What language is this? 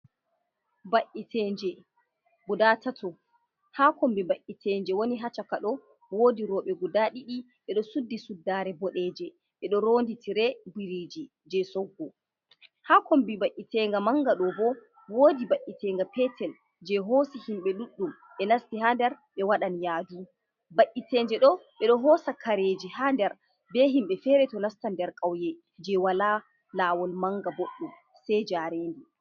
Fula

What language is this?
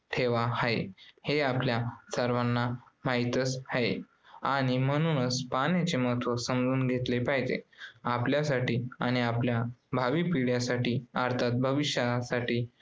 Marathi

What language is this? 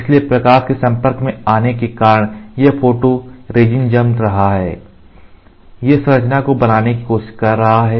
Hindi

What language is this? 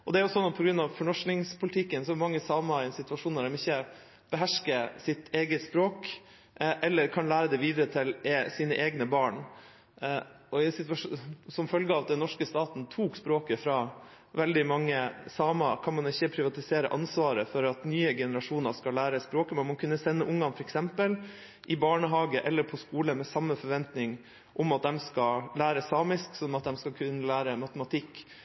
Norwegian Bokmål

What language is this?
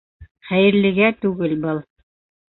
Bashkir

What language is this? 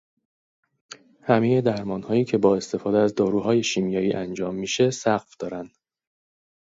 Persian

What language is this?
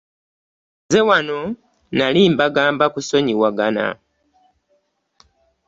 Ganda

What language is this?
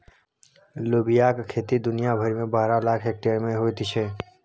Maithili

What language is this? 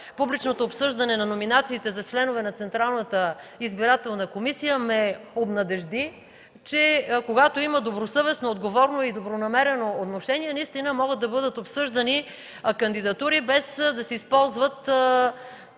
Bulgarian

